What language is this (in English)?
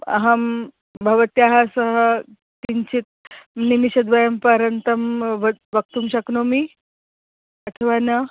Sanskrit